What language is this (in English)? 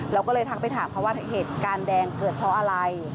Thai